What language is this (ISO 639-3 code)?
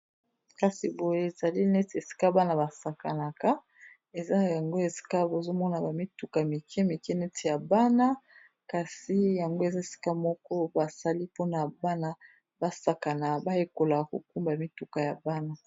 lin